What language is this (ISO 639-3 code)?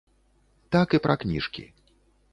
bel